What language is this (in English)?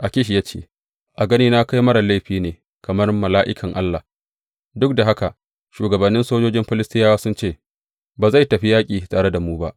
Hausa